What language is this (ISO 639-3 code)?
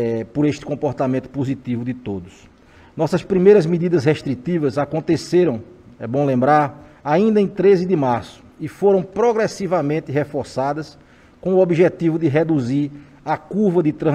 por